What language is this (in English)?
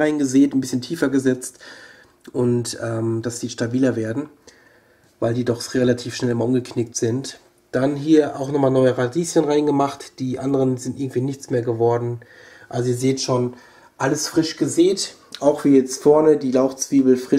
German